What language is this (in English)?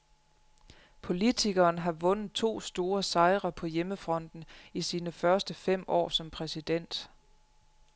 Danish